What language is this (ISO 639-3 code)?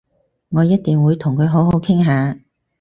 yue